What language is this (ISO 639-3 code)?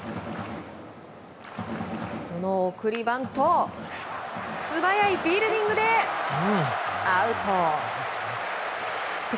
jpn